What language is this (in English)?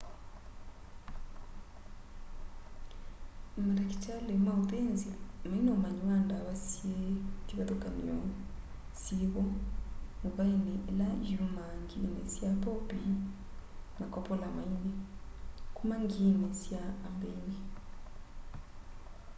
Kamba